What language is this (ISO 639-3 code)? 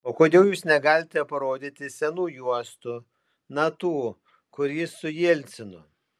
lit